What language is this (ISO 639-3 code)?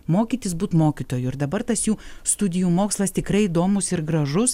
lit